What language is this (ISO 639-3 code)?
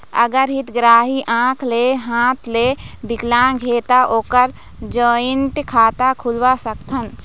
hne